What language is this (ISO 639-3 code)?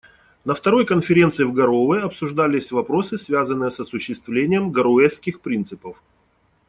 rus